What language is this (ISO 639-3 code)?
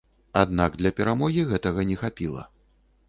bel